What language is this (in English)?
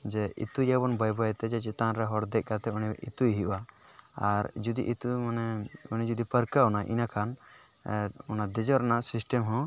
Santali